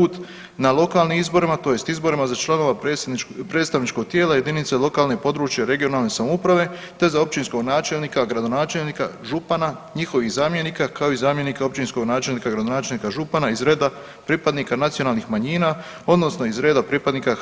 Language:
Croatian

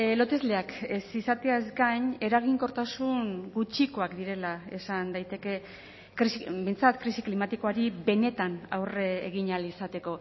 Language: Basque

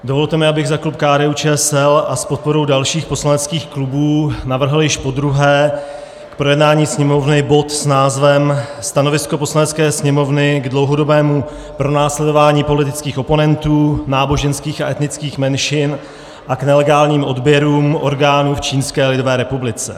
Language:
Czech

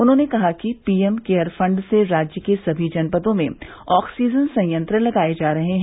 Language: Hindi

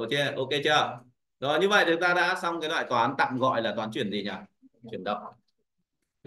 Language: Vietnamese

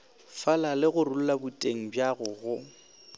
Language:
Northern Sotho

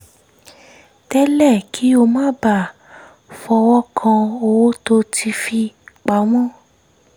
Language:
Yoruba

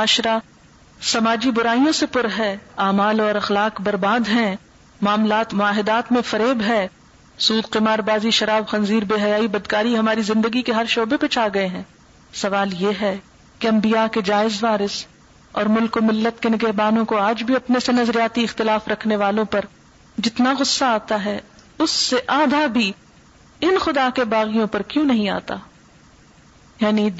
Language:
Urdu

